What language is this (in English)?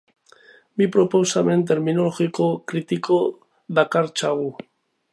Basque